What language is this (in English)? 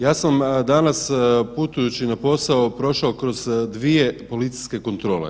Croatian